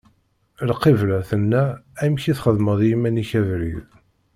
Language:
Kabyle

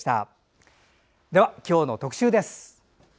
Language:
Japanese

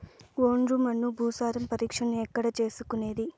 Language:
Telugu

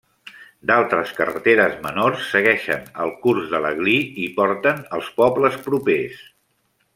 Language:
Catalan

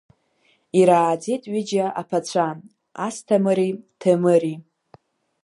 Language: Abkhazian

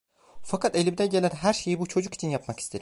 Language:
Turkish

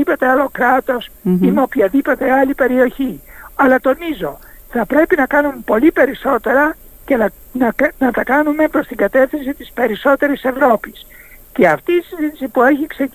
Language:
Greek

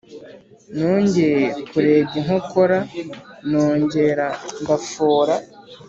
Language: Kinyarwanda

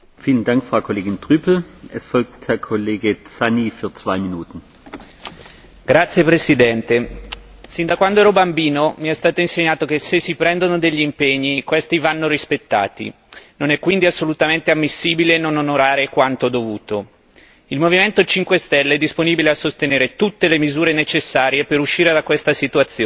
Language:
Italian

